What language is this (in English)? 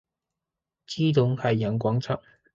Chinese